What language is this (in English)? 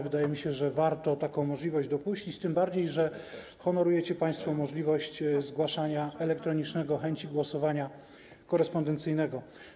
Polish